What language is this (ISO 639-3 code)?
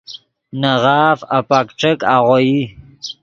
ydg